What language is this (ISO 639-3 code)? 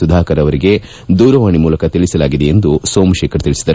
kan